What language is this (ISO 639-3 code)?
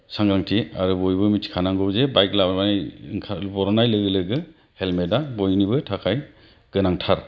brx